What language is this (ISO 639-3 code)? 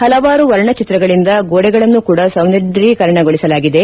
kan